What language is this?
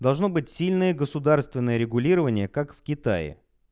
Russian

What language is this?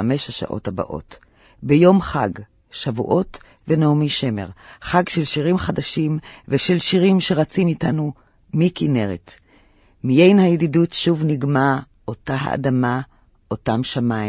Hebrew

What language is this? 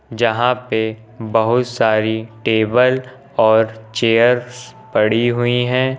Hindi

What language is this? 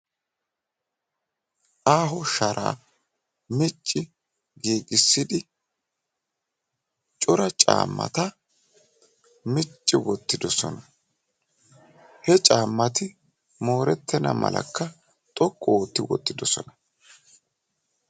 Wolaytta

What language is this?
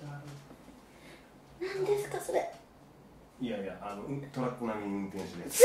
Japanese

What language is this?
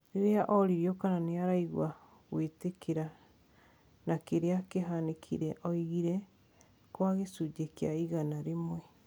Kikuyu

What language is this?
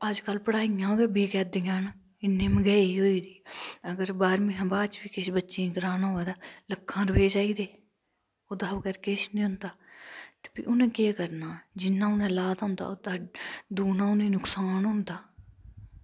Dogri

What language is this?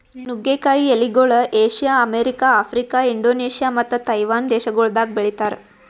Kannada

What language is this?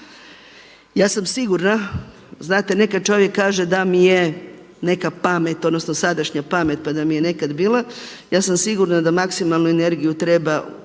Croatian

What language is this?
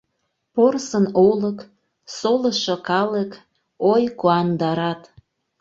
Mari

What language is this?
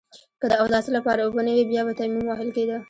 Pashto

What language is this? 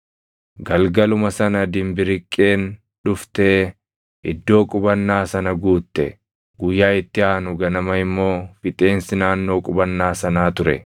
Oromo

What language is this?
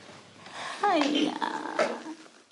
Welsh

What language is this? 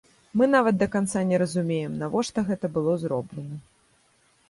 Belarusian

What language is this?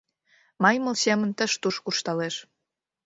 Mari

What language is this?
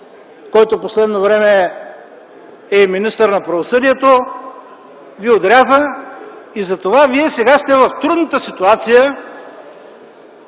Bulgarian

